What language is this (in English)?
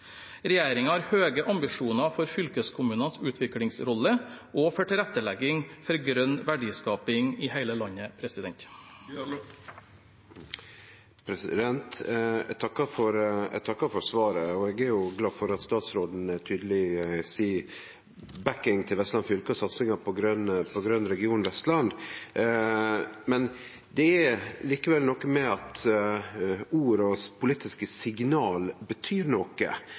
Norwegian